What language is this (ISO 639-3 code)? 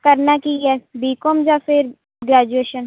pan